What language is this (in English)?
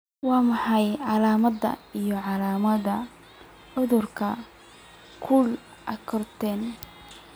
Somali